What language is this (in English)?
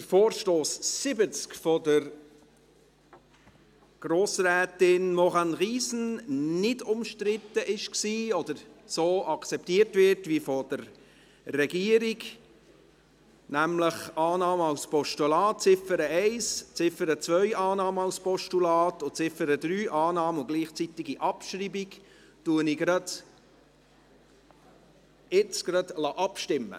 Swiss German